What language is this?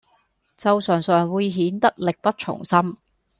Cantonese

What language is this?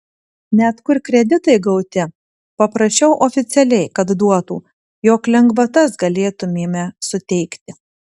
Lithuanian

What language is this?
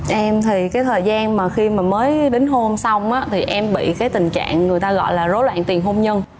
Vietnamese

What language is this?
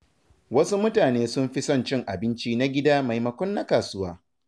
Hausa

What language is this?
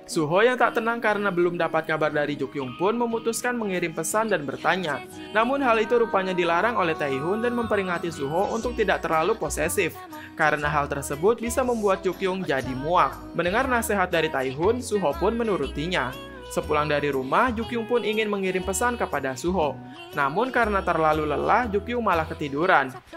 Indonesian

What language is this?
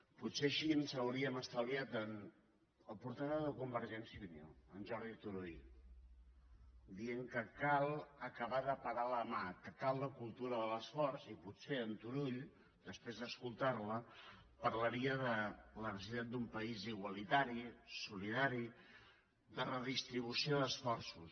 Catalan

